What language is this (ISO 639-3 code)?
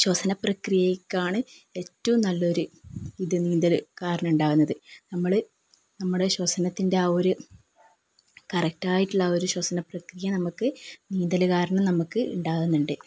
mal